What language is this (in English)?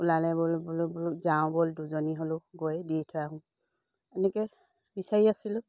Assamese